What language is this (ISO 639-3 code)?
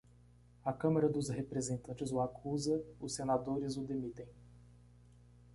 por